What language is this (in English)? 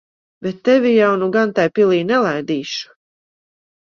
Latvian